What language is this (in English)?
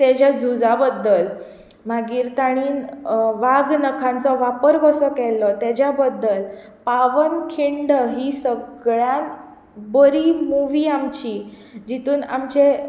Konkani